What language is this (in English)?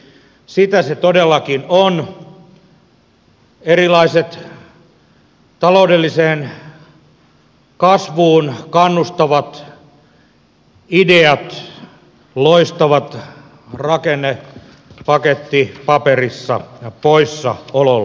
Finnish